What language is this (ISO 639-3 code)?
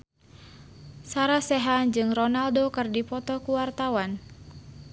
sun